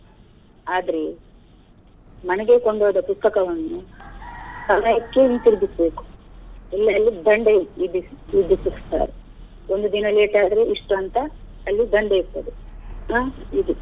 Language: Kannada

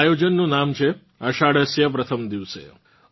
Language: Gujarati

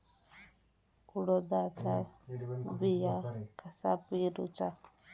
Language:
Marathi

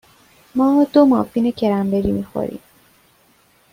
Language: Persian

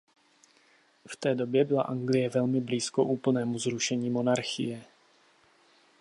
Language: Czech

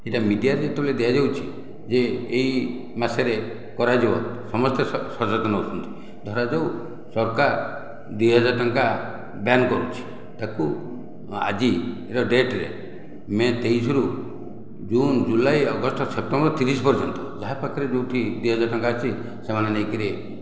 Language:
Odia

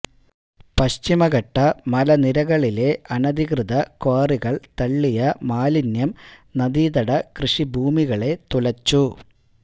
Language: Malayalam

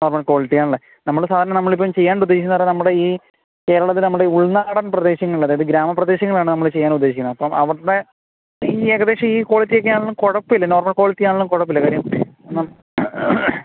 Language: Malayalam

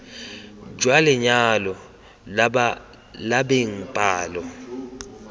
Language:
Tswana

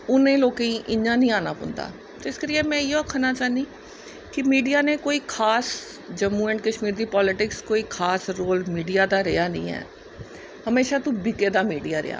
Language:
Dogri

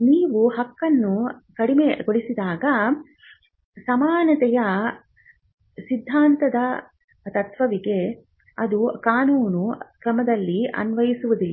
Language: Kannada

